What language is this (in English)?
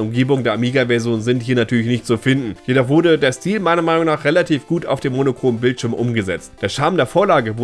German